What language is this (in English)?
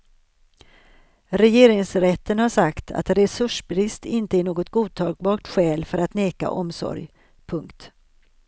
Swedish